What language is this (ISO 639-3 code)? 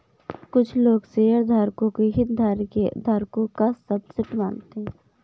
hin